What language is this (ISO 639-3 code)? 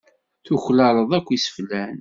kab